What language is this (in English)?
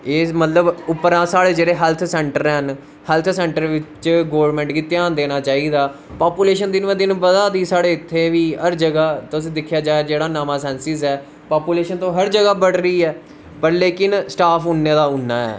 Dogri